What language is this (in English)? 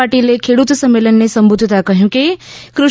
Gujarati